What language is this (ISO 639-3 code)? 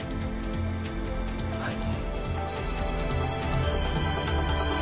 jpn